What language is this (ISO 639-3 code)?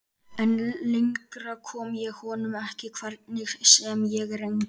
isl